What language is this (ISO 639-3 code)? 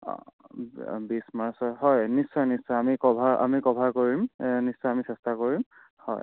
asm